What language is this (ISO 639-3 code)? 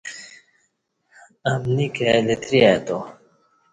bsh